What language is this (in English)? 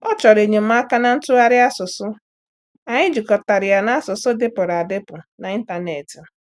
Igbo